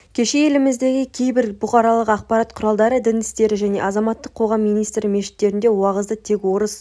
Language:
Kazakh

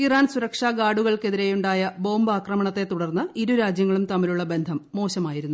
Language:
Malayalam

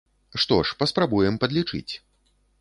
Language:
Belarusian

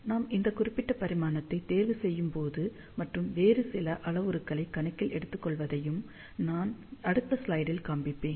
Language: Tamil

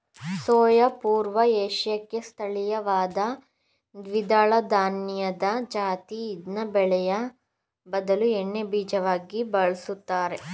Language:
Kannada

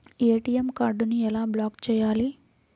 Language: Telugu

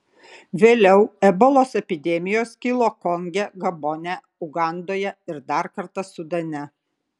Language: Lithuanian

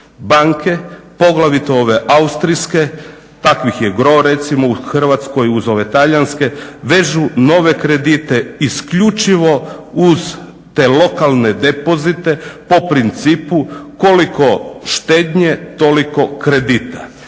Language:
Croatian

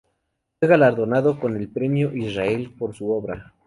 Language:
Spanish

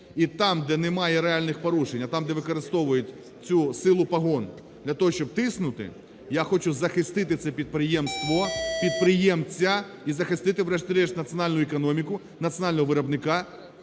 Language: Ukrainian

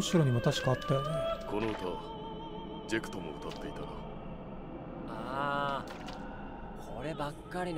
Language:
Japanese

